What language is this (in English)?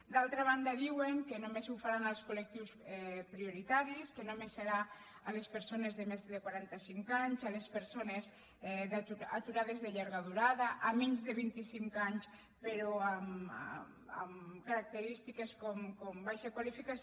Catalan